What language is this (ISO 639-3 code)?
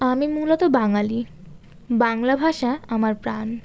ben